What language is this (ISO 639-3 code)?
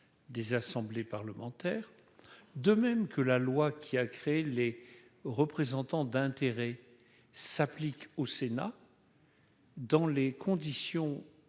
fra